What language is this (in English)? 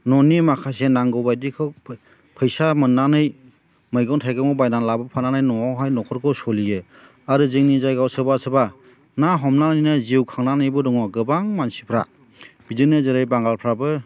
Bodo